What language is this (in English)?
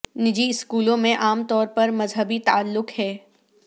Urdu